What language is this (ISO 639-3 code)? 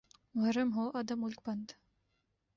urd